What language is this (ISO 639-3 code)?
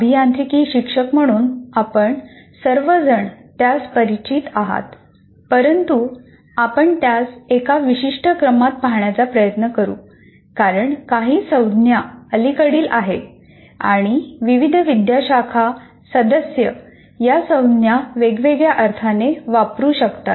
mar